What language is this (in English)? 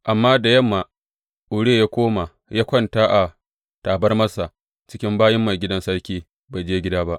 Hausa